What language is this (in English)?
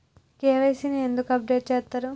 Telugu